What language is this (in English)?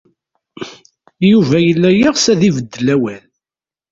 Kabyle